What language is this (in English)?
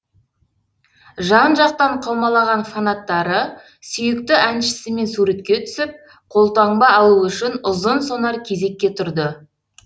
Kazakh